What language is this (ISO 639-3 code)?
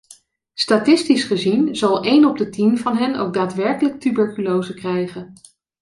nld